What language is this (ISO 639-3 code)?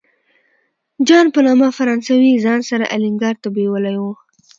pus